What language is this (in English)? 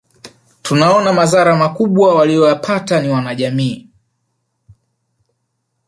Swahili